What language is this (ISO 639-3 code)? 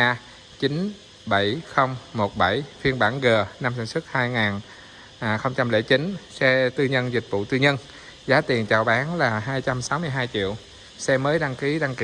vie